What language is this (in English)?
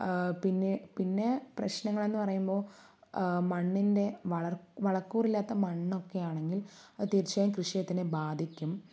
Malayalam